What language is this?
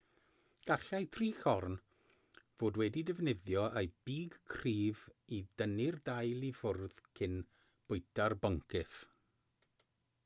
Welsh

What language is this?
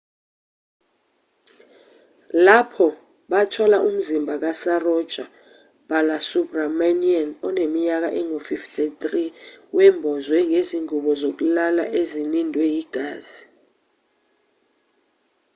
Zulu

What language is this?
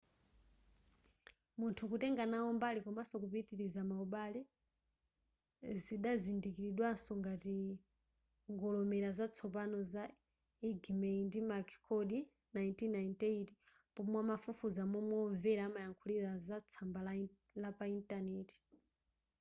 Nyanja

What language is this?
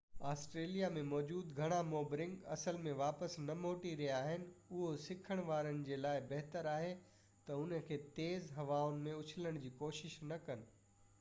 Sindhi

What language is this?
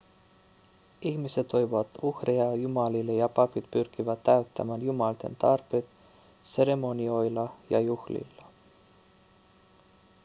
Finnish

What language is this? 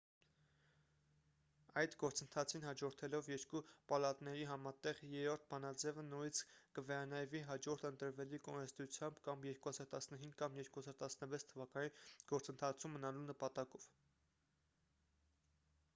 Armenian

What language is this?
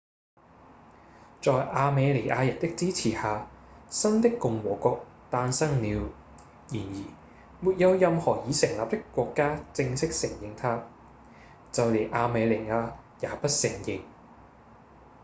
Cantonese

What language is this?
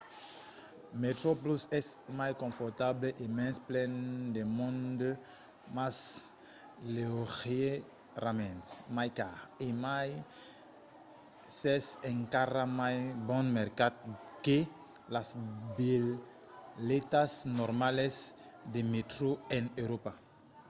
Occitan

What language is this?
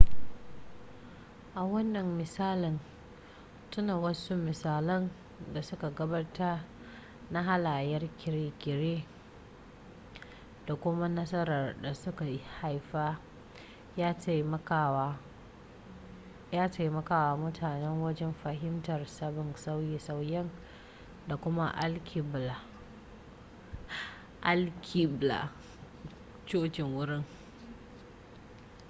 Hausa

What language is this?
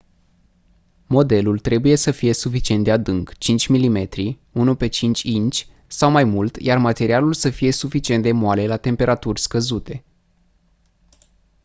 Romanian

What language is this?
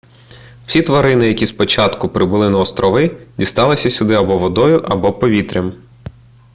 Ukrainian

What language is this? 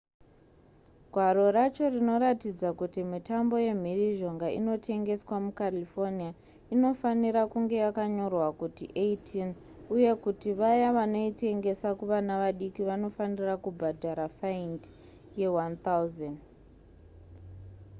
Shona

